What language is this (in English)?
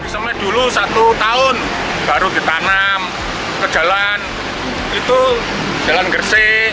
Indonesian